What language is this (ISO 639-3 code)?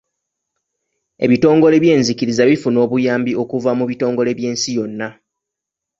lug